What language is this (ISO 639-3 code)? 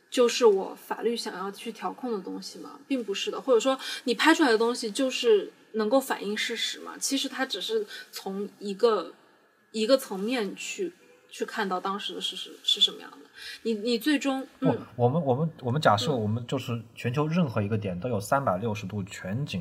zho